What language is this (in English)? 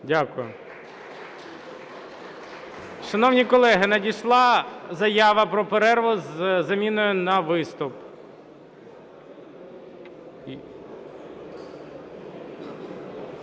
Ukrainian